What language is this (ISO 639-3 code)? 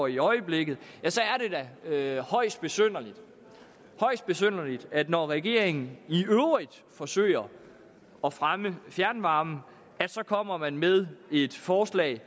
dan